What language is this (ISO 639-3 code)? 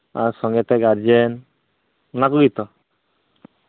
sat